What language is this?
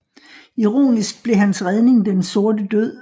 Danish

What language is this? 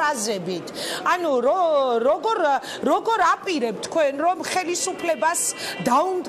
Romanian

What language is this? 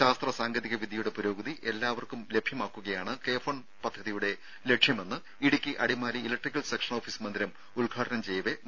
Malayalam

